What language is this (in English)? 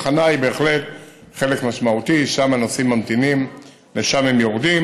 Hebrew